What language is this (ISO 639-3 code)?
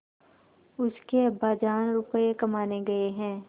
hin